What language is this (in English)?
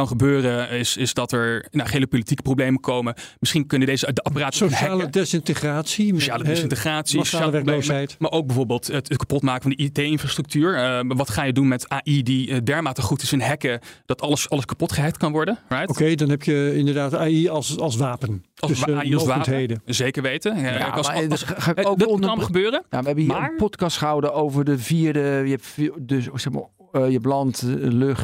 Dutch